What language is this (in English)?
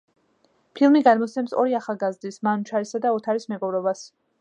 Georgian